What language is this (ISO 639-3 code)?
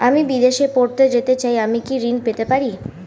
ben